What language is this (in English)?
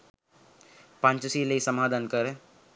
Sinhala